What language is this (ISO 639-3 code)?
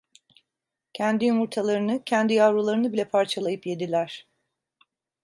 tur